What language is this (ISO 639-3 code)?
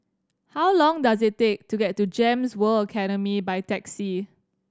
eng